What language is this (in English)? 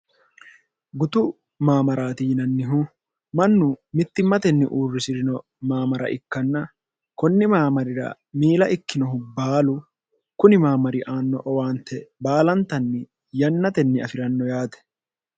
Sidamo